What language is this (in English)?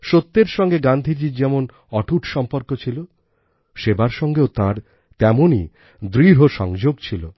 Bangla